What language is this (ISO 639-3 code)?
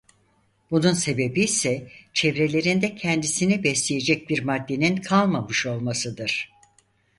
tur